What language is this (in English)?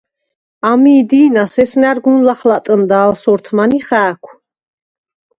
Svan